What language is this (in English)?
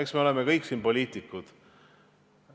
Estonian